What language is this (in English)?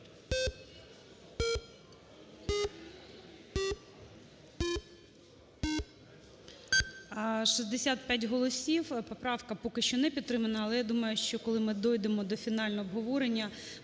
Ukrainian